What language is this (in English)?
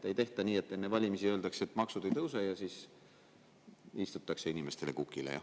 Estonian